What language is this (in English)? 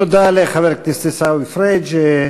Hebrew